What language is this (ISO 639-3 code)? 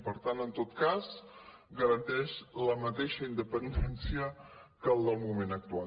cat